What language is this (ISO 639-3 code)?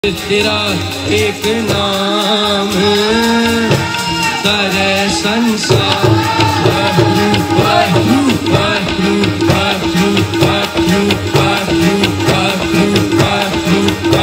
ron